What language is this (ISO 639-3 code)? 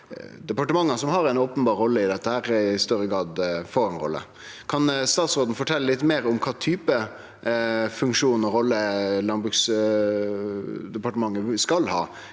nor